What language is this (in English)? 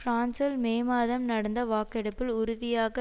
Tamil